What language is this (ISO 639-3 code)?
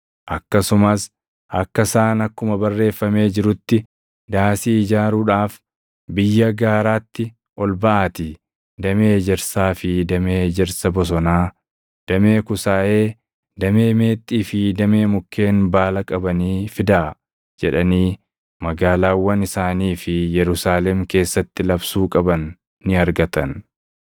orm